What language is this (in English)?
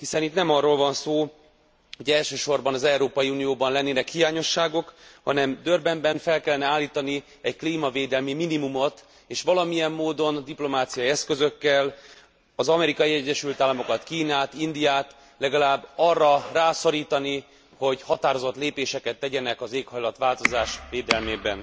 Hungarian